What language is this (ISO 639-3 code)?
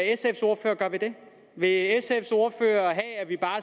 dan